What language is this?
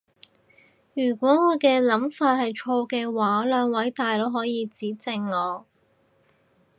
Cantonese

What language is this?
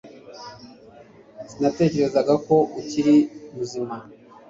Kinyarwanda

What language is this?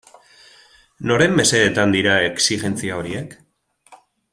Basque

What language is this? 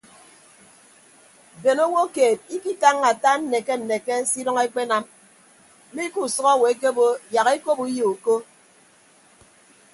Ibibio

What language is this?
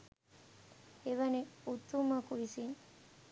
Sinhala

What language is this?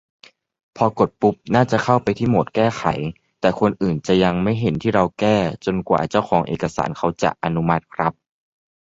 Thai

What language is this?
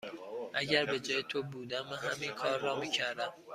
Persian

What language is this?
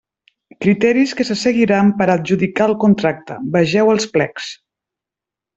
Catalan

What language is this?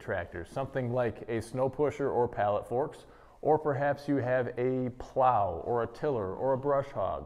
English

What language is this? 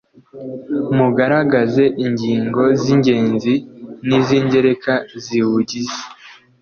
Kinyarwanda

